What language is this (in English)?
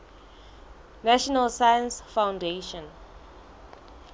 Southern Sotho